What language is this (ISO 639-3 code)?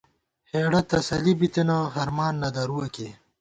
gwt